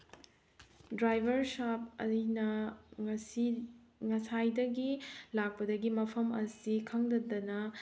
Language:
Manipuri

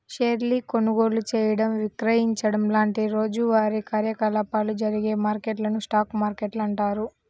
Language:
Telugu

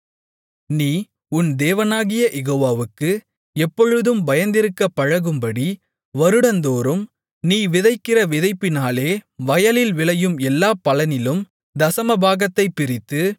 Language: Tamil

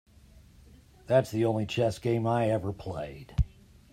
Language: English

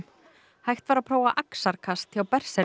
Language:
Icelandic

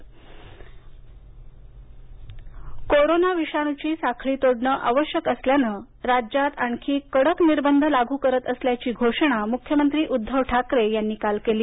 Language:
Marathi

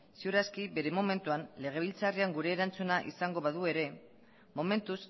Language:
Basque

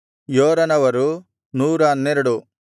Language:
Kannada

